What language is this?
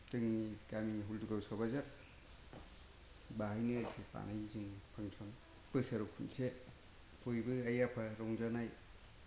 Bodo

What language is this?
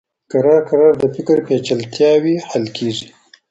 Pashto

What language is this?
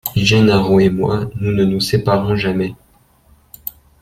French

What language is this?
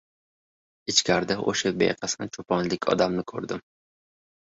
Uzbek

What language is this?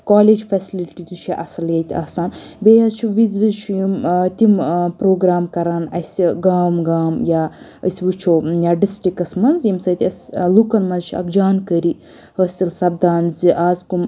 Kashmiri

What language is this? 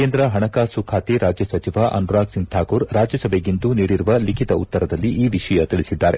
Kannada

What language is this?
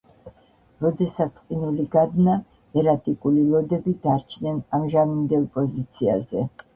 Georgian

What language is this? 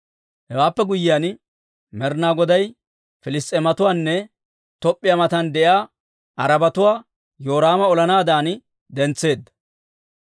Dawro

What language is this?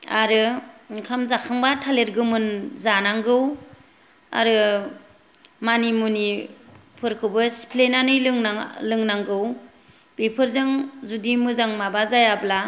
Bodo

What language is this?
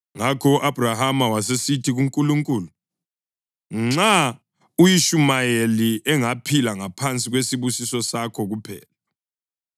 North Ndebele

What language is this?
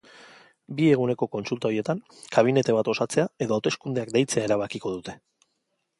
Basque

